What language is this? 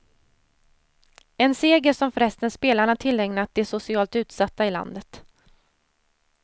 Swedish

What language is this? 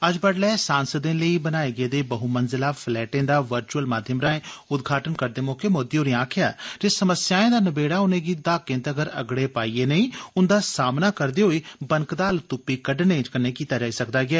Dogri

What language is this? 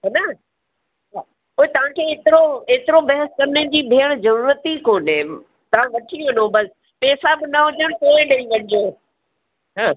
Sindhi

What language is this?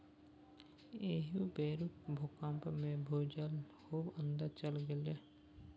Maithili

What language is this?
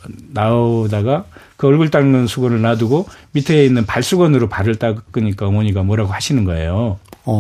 Korean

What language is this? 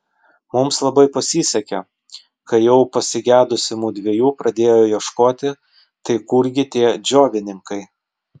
Lithuanian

